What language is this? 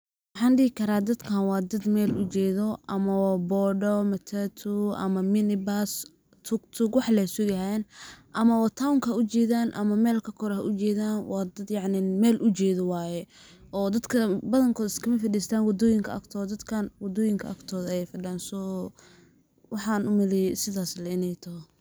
Somali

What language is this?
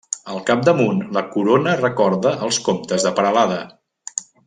Catalan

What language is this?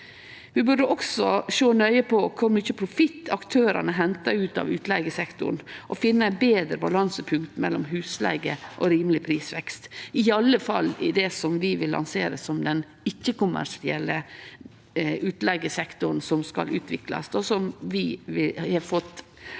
Norwegian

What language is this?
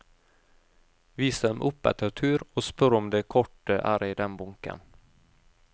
Norwegian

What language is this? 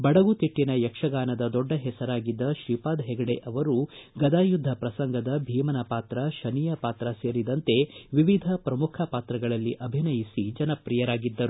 Kannada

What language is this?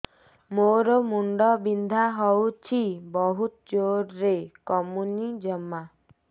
Odia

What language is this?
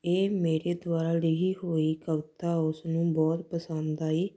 Punjabi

